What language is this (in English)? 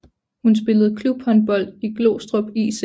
Danish